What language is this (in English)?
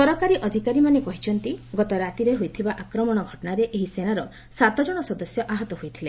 Odia